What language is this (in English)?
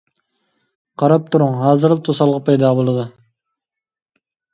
Uyghur